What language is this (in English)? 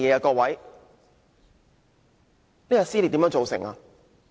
Cantonese